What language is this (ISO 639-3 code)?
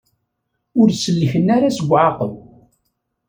kab